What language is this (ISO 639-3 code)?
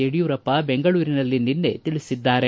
kan